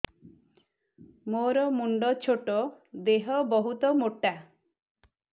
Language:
Odia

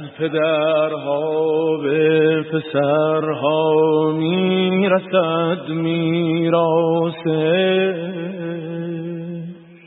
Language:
Persian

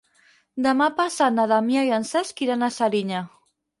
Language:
Catalan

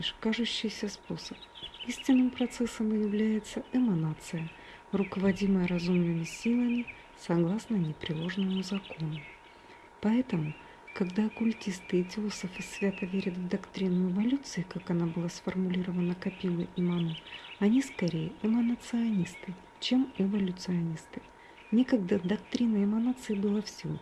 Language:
Russian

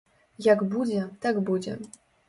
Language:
Belarusian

